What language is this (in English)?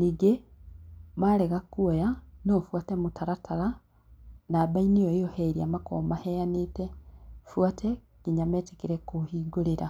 Kikuyu